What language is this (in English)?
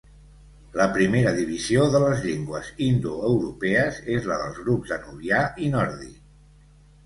Catalan